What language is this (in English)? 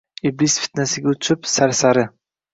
Uzbek